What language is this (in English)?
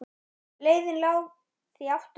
Icelandic